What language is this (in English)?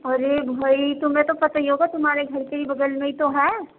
Urdu